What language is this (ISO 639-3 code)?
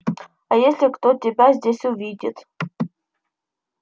rus